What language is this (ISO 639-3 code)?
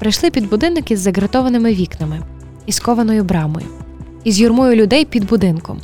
ukr